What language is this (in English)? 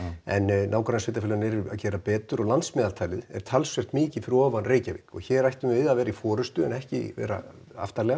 Icelandic